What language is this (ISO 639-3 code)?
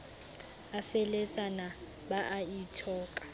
sot